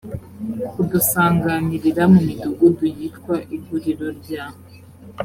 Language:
Kinyarwanda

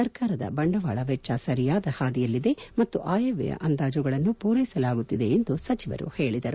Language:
Kannada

